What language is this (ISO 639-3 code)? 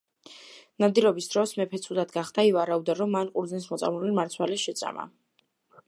kat